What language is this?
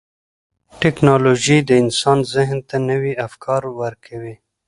Pashto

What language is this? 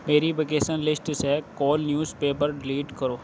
Urdu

